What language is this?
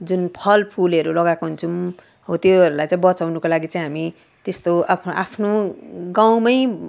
Nepali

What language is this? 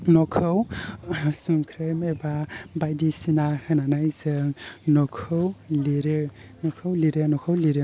Bodo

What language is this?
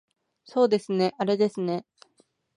Japanese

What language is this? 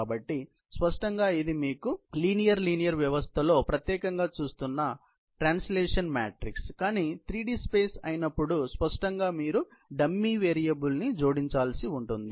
Telugu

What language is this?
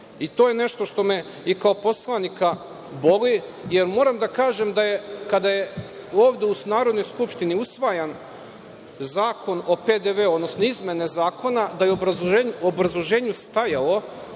Serbian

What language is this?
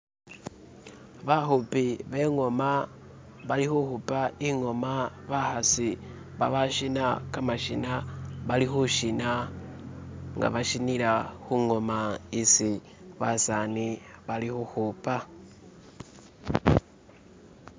Masaaba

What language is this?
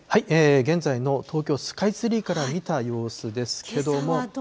Japanese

